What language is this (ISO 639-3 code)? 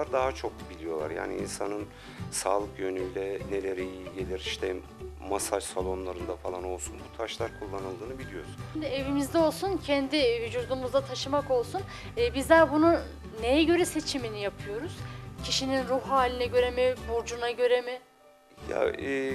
tur